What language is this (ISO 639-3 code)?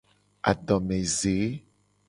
gej